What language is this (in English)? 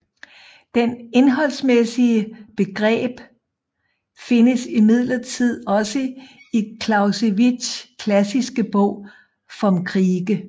Danish